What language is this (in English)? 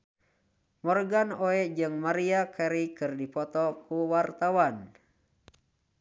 Sundanese